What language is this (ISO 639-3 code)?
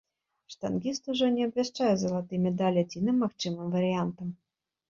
bel